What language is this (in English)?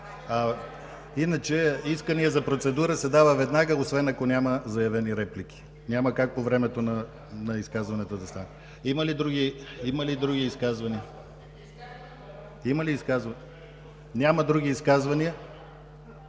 Bulgarian